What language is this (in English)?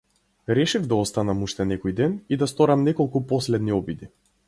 Macedonian